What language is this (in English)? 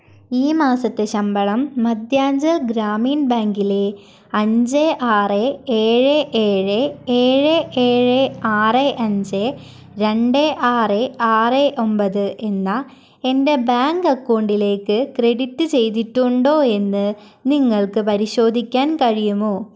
Malayalam